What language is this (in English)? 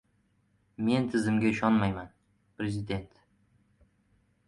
Uzbek